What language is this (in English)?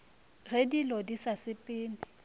Northern Sotho